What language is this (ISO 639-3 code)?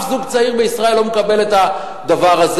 heb